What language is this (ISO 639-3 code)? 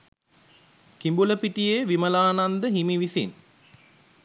sin